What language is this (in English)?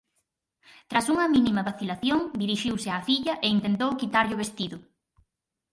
Galician